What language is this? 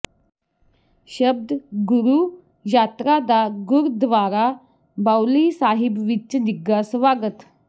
Punjabi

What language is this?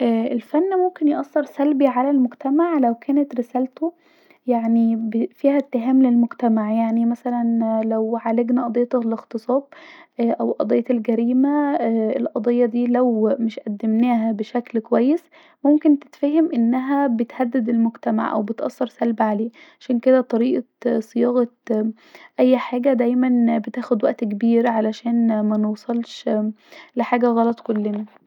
Egyptian Arabic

